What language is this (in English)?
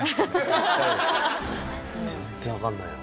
Japanese